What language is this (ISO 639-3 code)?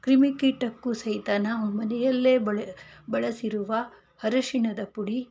kan